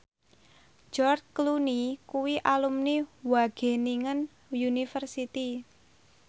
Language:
Javanese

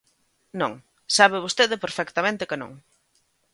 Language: Galician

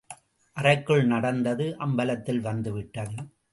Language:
Tamil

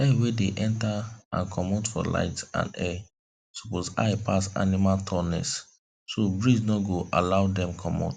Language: Nigerian Pidgin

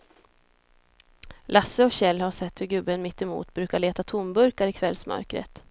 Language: Swedish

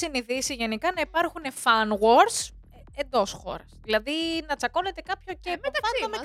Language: Greek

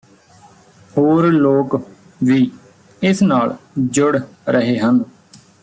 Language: Punjabi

